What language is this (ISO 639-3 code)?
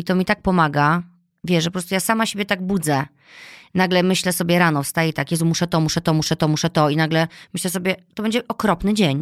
pol